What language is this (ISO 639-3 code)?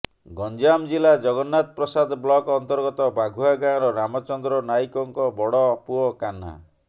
ori